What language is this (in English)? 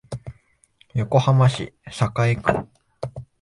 Japanese